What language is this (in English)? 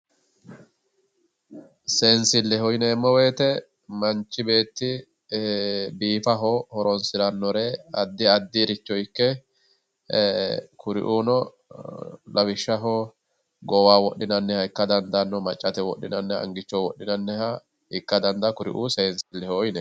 Sidamo